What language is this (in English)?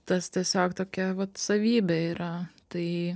Lithuanian